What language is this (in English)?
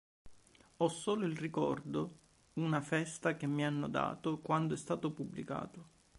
Italian